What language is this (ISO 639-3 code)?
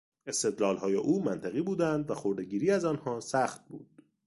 fas